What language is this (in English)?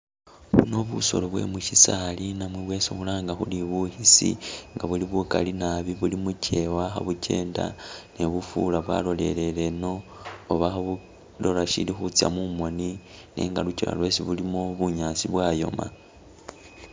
Masaaba